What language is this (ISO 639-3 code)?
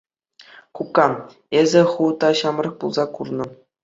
chv